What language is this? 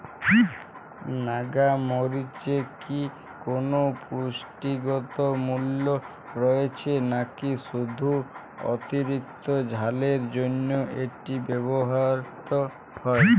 Bangla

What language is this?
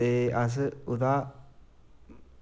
Dogri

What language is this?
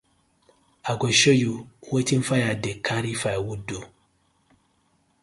Nigerian Pidgin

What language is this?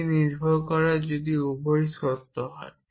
Bangla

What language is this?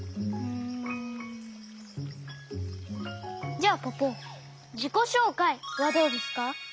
Japanese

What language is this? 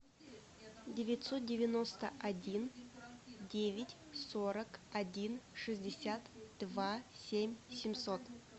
Russian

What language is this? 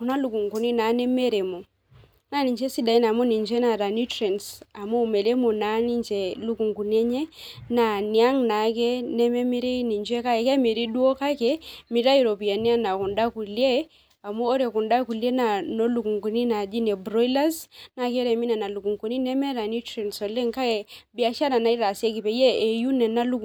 Masai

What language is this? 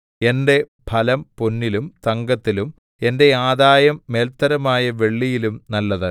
Malayalam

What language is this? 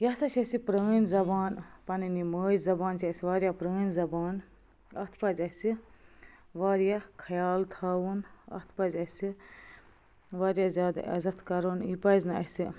Kashmiri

